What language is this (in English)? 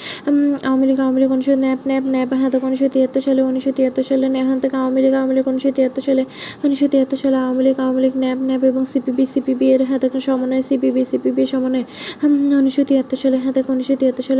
Bangla